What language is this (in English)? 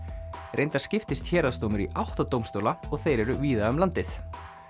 Icelandic